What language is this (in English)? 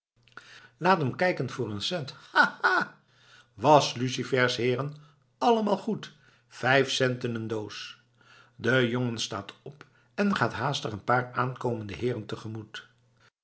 Dutch